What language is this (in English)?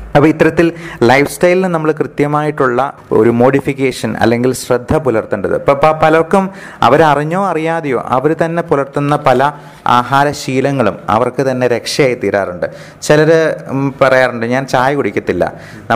Malayalam